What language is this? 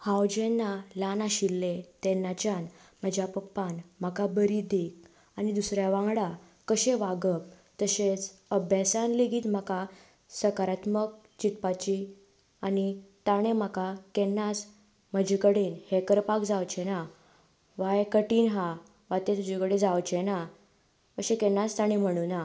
Konkani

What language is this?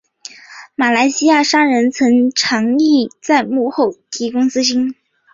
Chinese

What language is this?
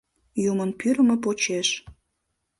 Mari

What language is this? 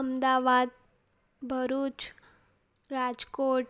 Sindhi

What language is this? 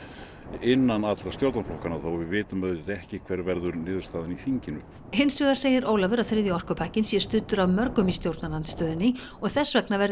Icelandic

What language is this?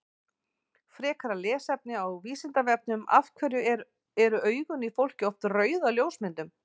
Icelandic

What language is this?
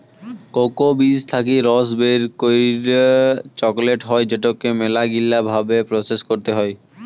Bangla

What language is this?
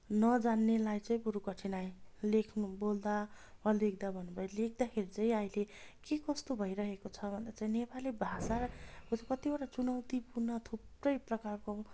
Nepali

